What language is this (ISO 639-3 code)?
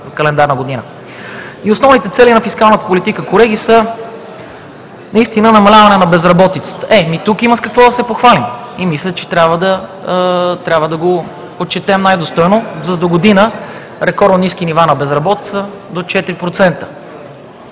bul